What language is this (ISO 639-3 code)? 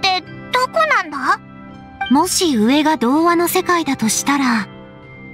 jpn